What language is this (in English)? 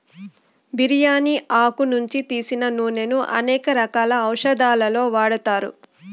Telugu